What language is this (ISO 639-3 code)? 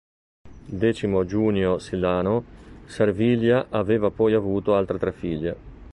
ita